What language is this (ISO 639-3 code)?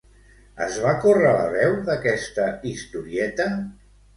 cat